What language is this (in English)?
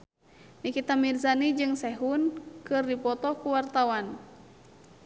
Sundanese